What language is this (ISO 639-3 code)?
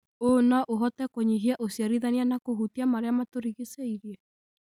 kik